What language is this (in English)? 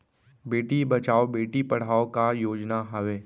Chhattisgarhi